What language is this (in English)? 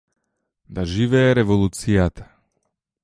Macedonian